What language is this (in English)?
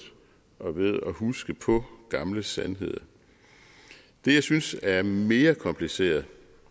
Danish